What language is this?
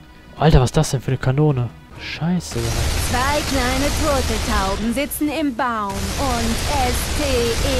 German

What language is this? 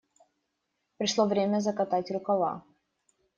Russian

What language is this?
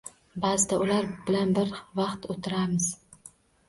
Uzbek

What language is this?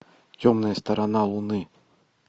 Russian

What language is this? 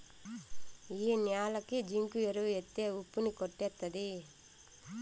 Telugu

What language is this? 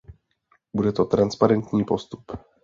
Czech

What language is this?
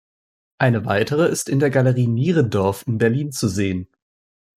German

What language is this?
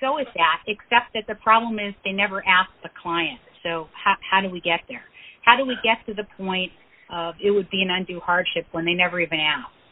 English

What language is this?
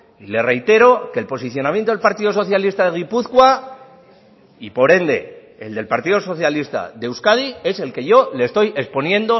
Spanish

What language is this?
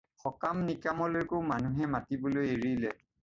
Assamese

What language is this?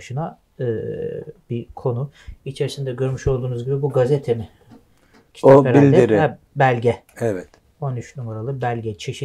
Turkish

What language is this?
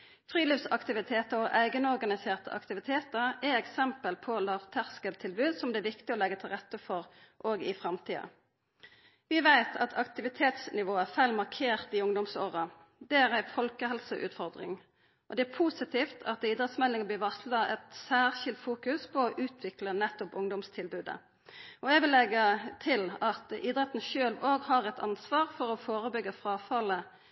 Norwegian Nynorsk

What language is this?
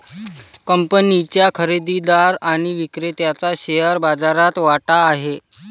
Marathi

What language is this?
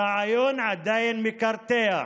Hebrew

